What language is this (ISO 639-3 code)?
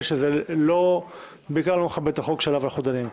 heb